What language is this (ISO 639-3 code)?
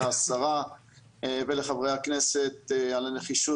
heb